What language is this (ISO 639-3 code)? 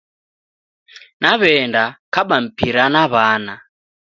dav